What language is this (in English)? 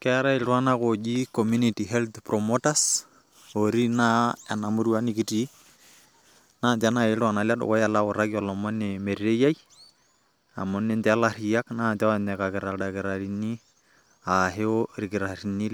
Masai